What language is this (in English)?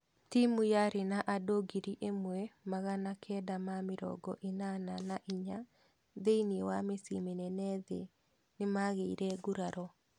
Kikuyu